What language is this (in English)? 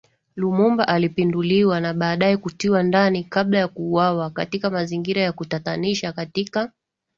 Swahili